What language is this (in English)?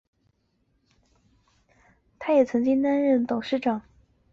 Chinese